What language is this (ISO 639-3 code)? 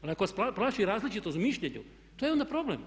hrv